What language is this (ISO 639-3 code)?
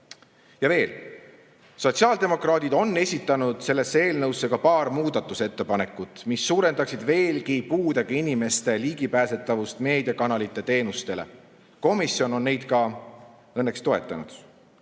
est